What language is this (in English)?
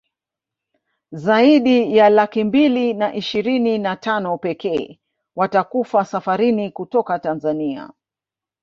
Swahili